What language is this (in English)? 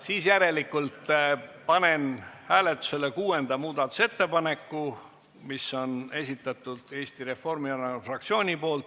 Estonian